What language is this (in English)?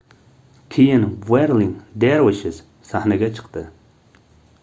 Uzbek